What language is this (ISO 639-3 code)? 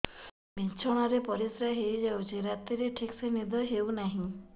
ori